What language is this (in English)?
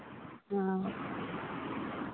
Santali